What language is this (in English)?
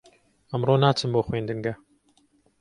Central Kurdish